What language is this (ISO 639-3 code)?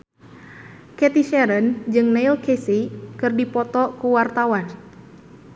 sun